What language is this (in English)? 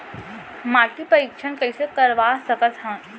Chhattisgarhi